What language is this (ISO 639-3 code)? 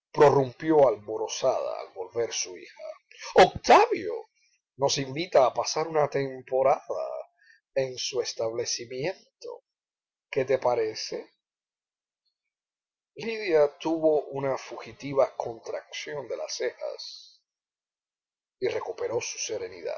spa